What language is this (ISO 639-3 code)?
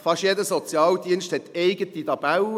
gsw